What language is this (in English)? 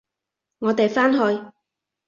Cantonese